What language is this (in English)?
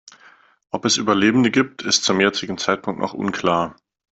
German